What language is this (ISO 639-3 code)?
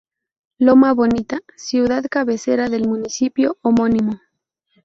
spa